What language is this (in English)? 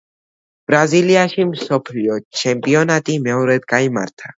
Georgian